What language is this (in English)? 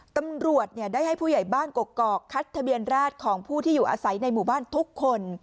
Thai